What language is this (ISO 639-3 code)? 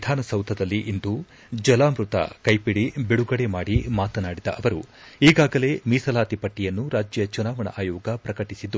kan